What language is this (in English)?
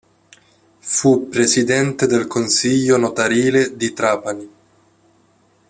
Italian